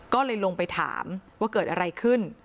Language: Thai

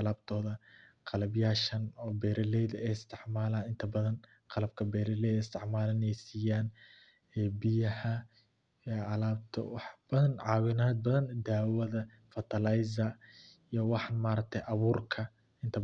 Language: Somali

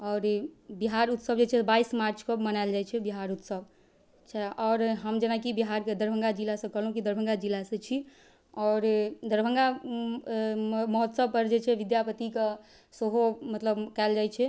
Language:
Maithili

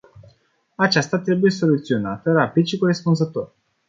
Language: Romanian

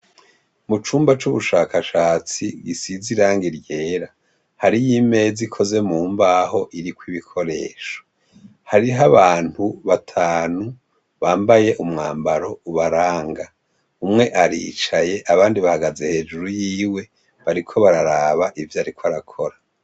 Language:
Rundi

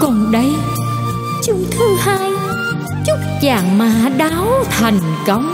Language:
Vietnamese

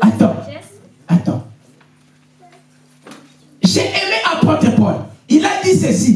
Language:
French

